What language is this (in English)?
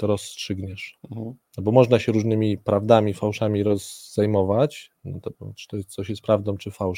Polish